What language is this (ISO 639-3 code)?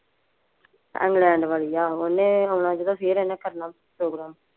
pan